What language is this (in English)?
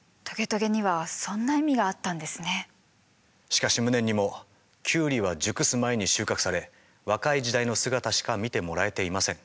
Japanese